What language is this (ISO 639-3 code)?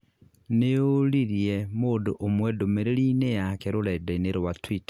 kik